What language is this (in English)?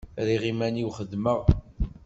Kabyle